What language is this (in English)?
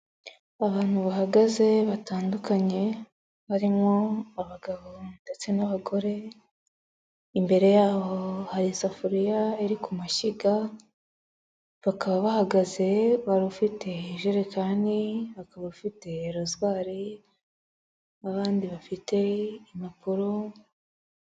Kinyarwanda